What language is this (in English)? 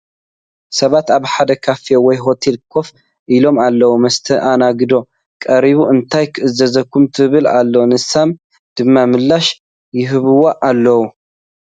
Tigrinya